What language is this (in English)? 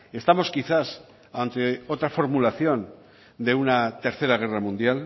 Spanish